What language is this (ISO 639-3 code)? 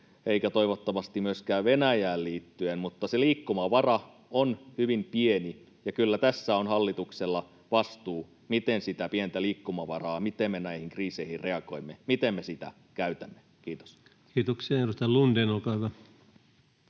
fin